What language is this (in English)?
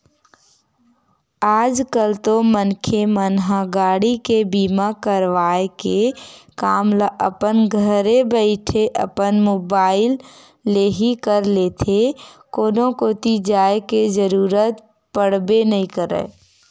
Chhattisgarhi